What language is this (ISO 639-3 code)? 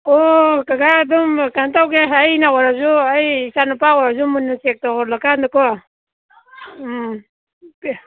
mni